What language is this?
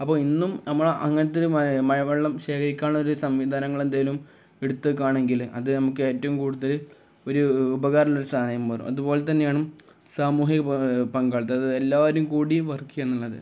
Malayalam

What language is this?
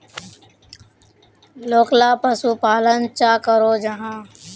Magahi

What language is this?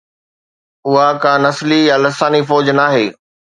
Sindhi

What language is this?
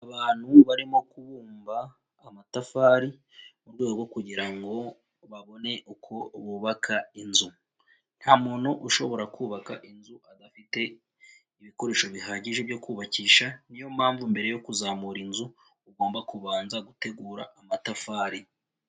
Kinyarwanda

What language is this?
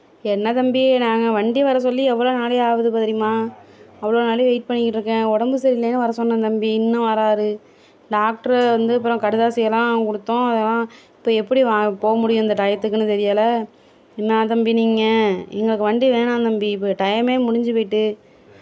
Tamil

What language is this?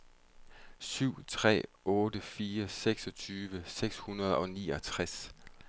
Danish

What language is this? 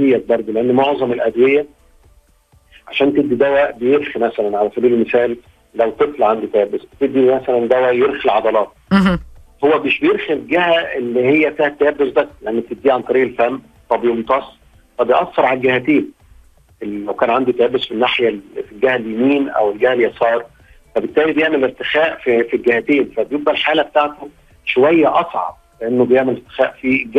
Arabic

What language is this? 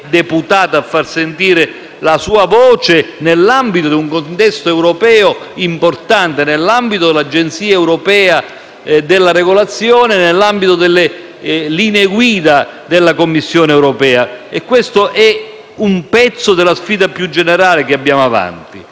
Italian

